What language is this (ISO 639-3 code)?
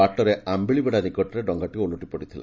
ori